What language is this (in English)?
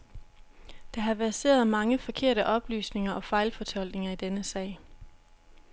Danish